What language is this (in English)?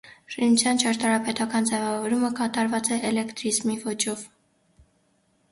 Armenian